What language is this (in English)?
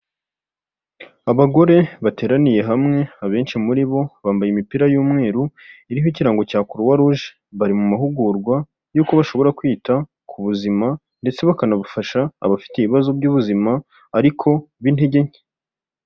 Kinyarwanda